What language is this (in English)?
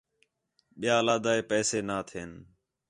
Khetrani